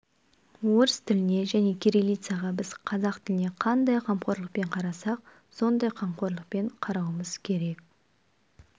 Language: Kazakh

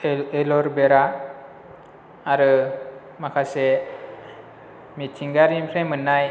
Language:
Bodo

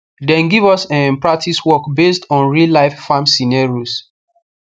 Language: Nigerian Pidgin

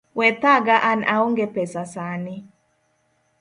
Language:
Luo (Kenya and Tanzania)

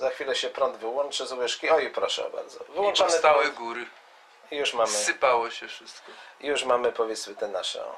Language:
Polish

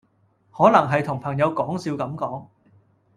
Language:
Cantonese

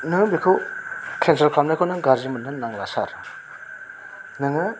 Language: Bodo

